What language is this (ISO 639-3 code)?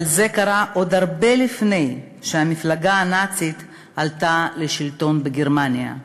heb